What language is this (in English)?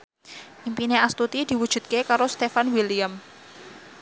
Javanese